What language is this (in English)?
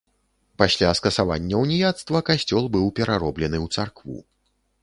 Belarusian